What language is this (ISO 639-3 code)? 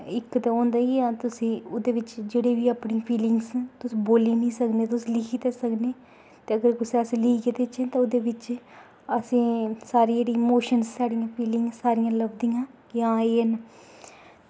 doi